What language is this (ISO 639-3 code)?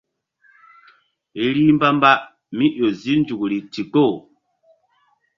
mdd